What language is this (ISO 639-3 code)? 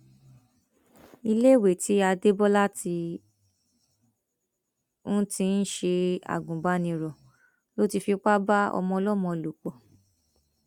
yor